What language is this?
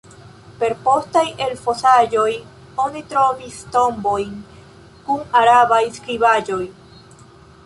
Esperanto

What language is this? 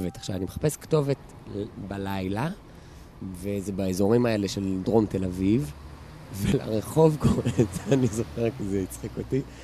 Hebrew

